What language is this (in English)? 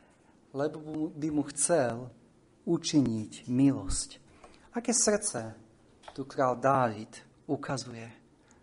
Slovak